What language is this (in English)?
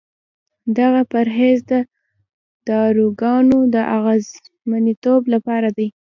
Pashto